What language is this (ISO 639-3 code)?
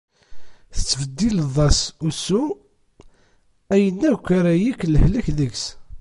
kab